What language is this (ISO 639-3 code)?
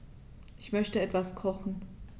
deu